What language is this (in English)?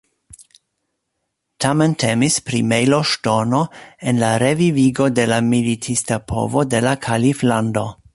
Esperanto